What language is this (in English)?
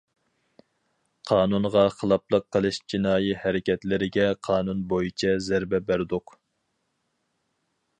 Uyghur